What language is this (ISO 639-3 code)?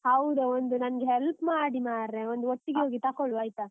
kan